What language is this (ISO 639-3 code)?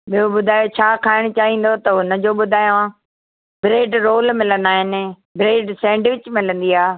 snd